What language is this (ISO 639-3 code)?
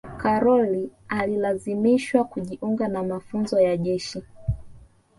swa